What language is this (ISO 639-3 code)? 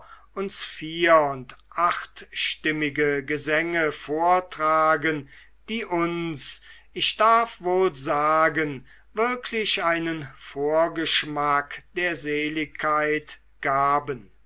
deu